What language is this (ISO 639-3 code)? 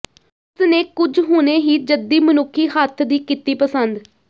pan